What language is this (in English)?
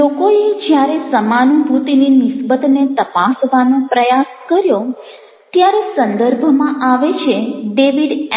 Gujarati